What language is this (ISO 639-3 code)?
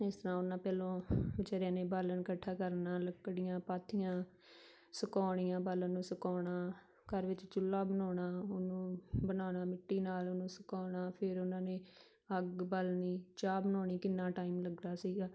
pan